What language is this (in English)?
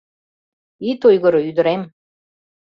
Mari